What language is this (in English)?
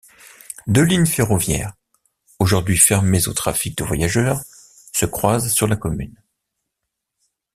French